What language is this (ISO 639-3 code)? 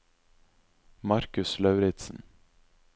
nor